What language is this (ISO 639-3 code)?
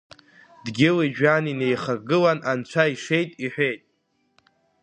abk